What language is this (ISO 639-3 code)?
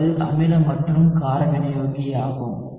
tam